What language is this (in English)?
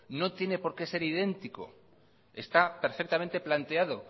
Spanish